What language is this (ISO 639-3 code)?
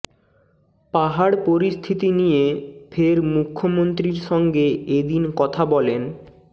ben